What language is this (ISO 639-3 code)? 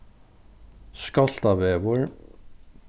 fao